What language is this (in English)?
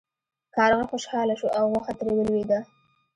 Pashto